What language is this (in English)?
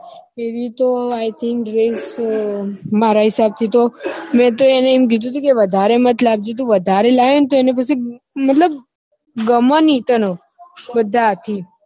Gujarati